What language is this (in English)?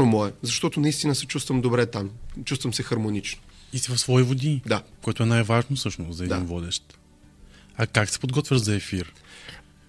Bulgarian